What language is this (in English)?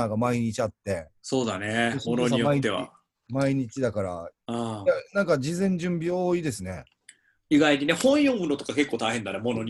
Japanese